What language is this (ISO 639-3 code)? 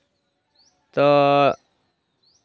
sat